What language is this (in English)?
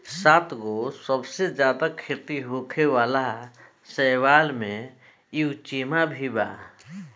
Bhojpuri